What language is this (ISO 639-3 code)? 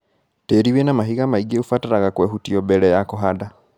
kik